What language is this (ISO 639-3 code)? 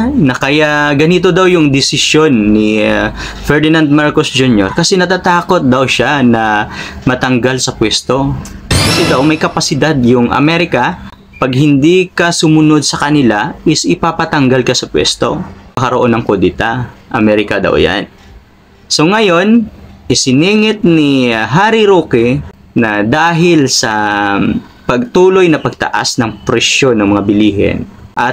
fil